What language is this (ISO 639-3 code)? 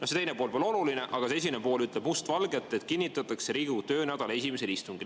est